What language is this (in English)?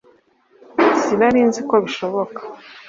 Kinyarwanda